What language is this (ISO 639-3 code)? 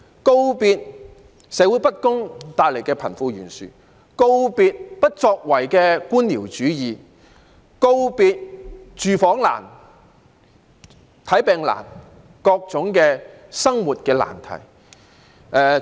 yue